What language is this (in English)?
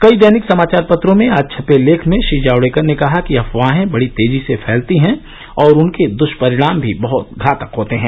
Hindi